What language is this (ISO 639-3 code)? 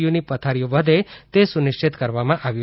guj